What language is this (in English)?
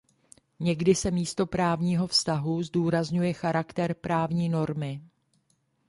Czech